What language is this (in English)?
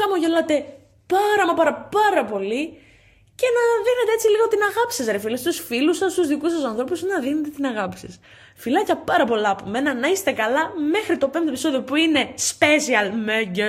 Greek